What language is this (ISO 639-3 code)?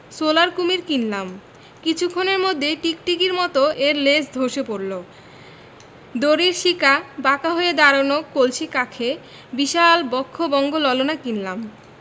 ben